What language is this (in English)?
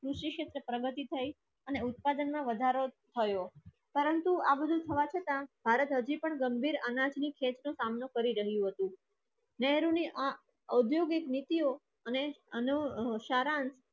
Gujarati